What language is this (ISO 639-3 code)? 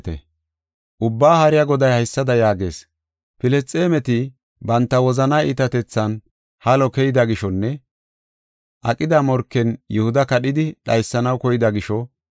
gof